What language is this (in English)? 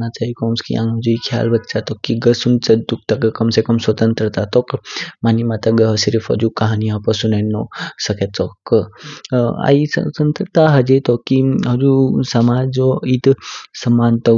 Kinnauri